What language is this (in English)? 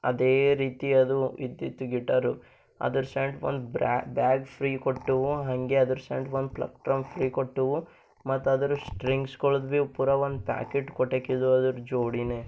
Kannada